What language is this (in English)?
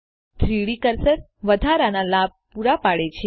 Gujarati